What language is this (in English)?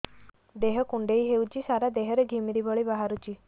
Odia